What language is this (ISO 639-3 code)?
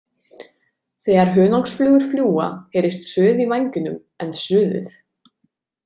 isl